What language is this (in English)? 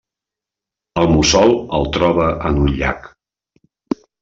Catalan